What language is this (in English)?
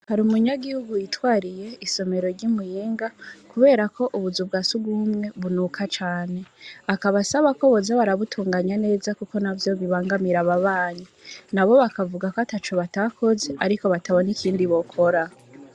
Rundi